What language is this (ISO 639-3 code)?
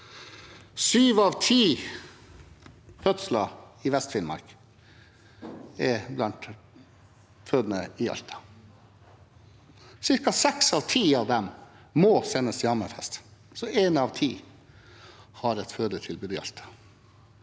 nor